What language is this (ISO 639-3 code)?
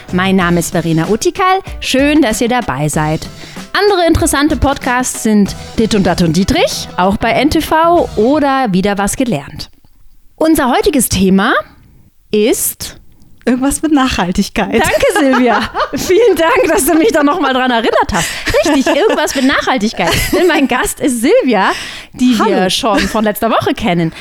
deu